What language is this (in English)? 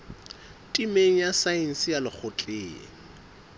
Southern Sotho